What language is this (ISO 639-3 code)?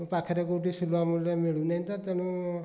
ori